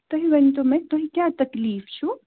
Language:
Kashmiri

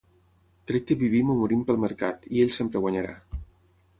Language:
Catalan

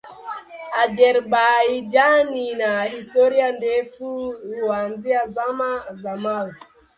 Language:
Swahili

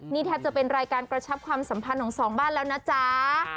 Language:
Thai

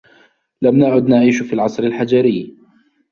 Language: Arabic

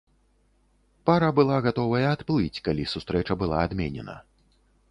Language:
Belarusian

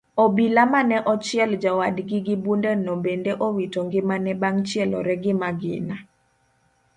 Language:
Luo (Kenya and Tanzania)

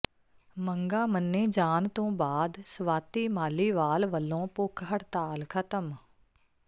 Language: Punjabi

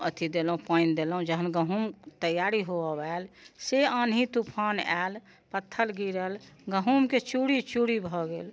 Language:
Maithili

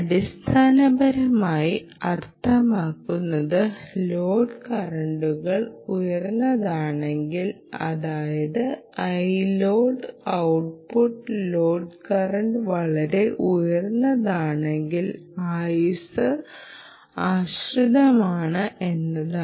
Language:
Malayalam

